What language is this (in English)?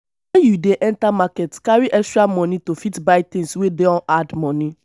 Nigerian Pidgin